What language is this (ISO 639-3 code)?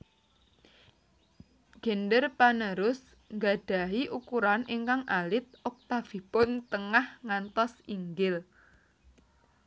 jav